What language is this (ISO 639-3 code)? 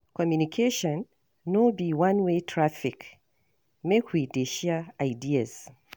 pcm